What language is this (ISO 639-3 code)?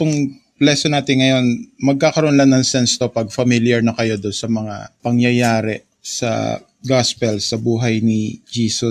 fil